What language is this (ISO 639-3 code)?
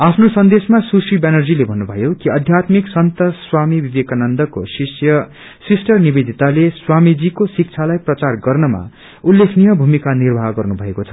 nep